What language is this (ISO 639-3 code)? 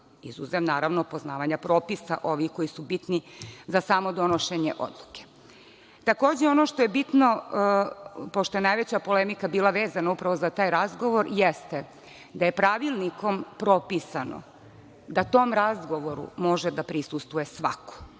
srp